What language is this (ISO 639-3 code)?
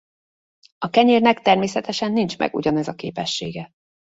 hun